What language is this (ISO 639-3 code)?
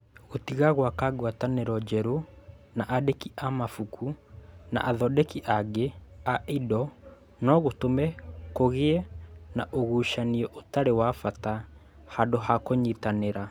kik